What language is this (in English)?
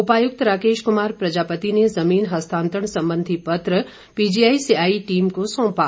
Hindi